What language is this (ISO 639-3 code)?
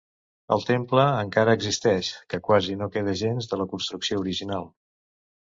cat